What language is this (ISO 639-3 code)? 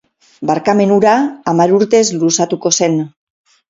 eus